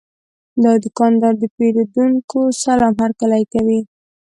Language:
Pashto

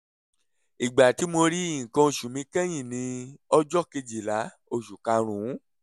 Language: Yoruba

